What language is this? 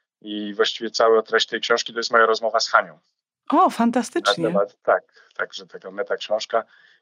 Polish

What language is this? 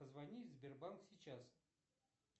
Russian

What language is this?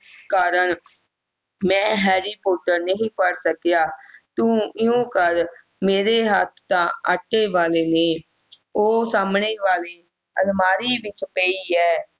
Punjabi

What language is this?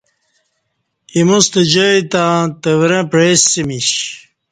Kati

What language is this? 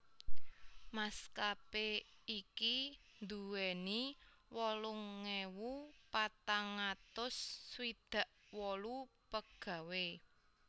Javanese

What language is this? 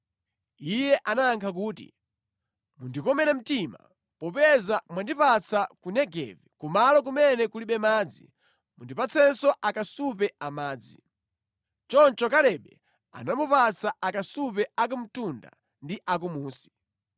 Nyanja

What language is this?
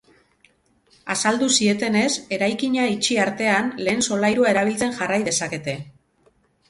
Basque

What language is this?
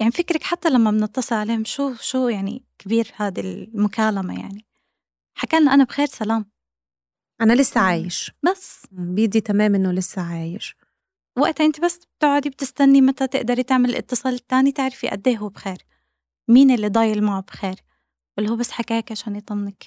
Arabic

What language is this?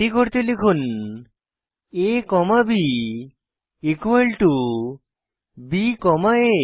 Bangla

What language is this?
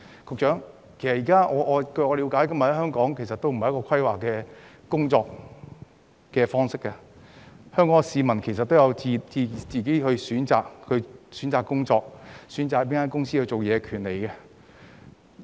Cantonese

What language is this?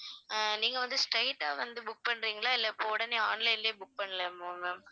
Tamil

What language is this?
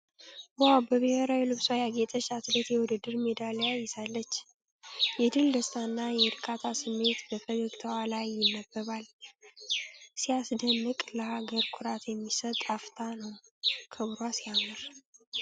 Amharic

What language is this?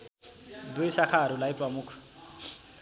Nepali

